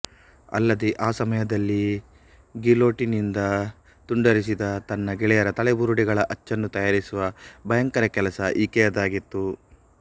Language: Kannada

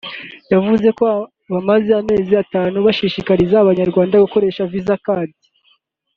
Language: Kinyarwanda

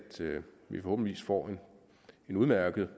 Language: Danish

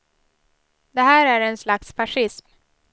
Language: Swedish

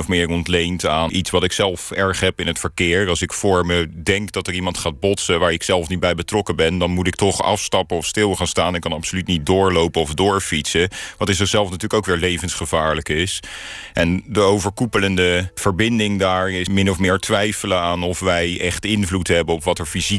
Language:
Dutch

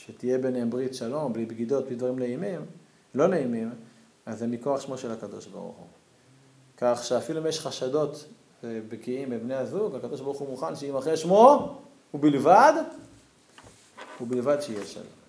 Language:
Hebrew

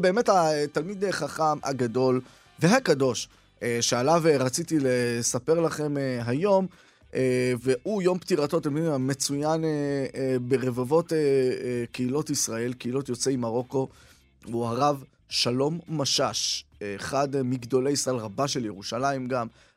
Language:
Hebrew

